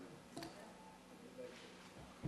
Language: Hebrew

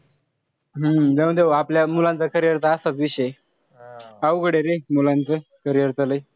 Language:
Marathi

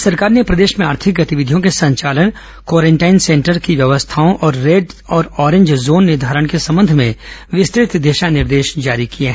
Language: Hindi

